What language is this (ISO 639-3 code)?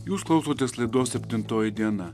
lit